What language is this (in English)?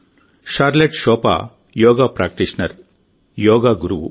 Telugu